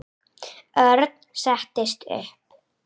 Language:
Icelandic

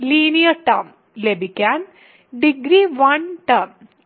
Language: Malayalam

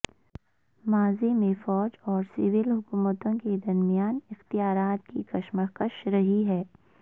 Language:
Urdu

